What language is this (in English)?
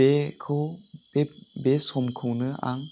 Bodo